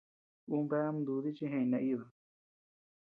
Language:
Tepeuxila Cuicatec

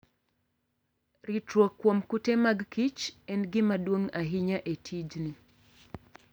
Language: Luo (Kenya and Tanzania)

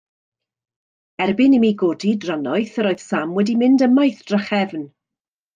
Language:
Welsh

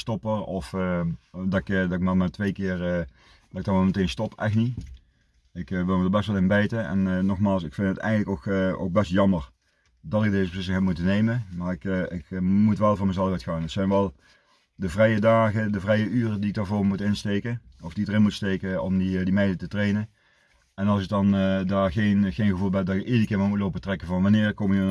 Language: Dutch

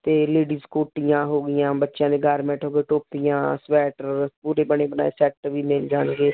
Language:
Punjabi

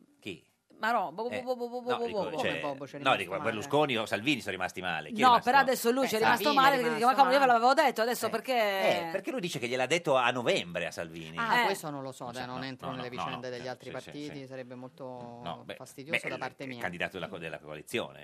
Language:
Italian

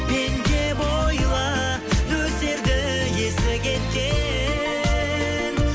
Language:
Kazakh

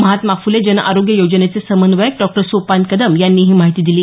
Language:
Marathi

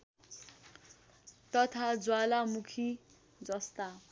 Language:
Nepali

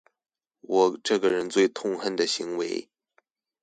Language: Chinese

